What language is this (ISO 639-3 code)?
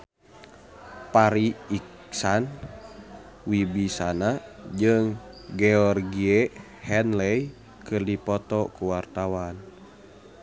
sun